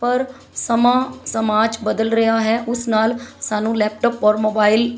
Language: Punjabi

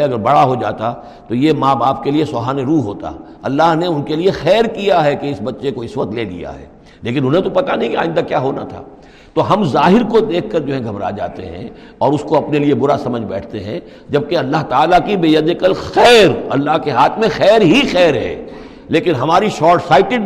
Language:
Urdu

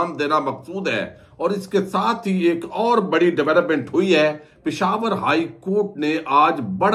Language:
Hindi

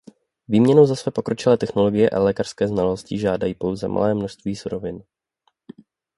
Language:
Czech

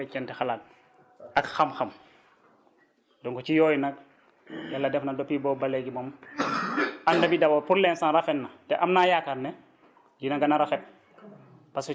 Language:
Wolof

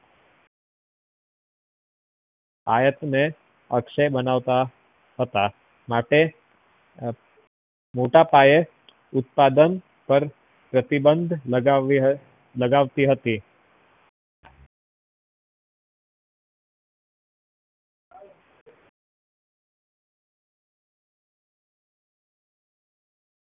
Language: Gujarati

